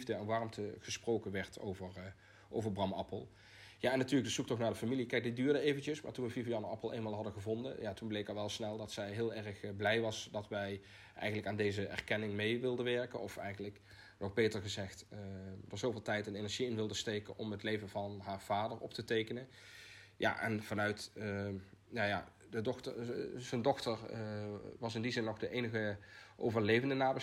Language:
Dutch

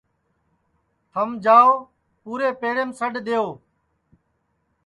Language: Sansi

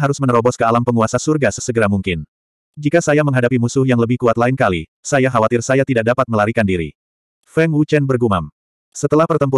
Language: Indonesian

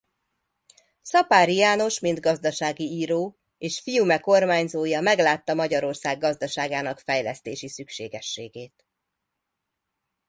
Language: Hungarian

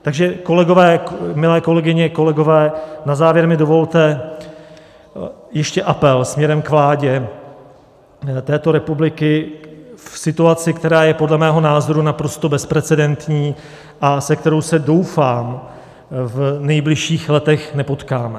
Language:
Czech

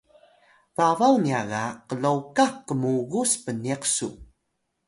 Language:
Atayal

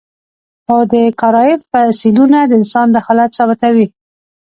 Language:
Pashto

